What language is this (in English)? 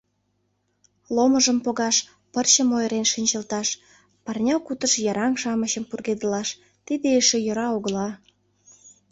Mari